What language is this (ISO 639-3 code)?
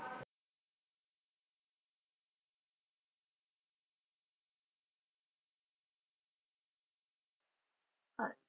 pan